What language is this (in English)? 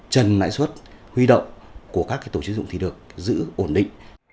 Vietnamese